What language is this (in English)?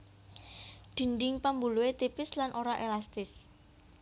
Javanese